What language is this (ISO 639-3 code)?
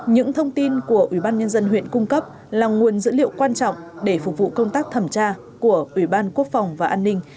vie